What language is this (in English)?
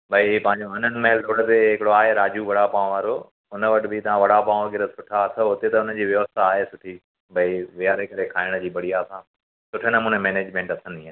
Sindhi